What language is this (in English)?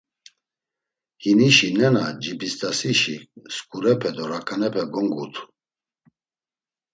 Laz